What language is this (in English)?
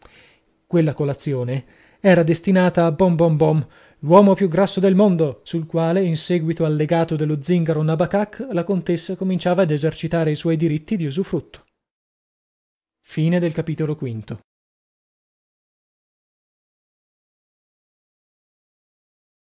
Italian